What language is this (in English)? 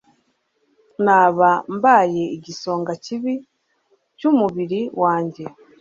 Kinyarwanda